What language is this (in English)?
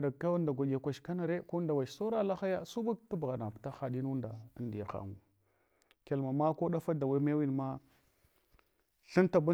Hwana